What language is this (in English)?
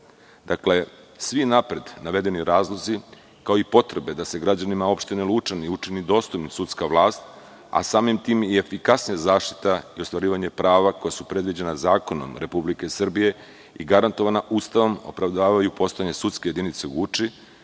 Serbian